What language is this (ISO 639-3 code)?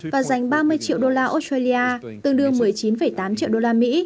vie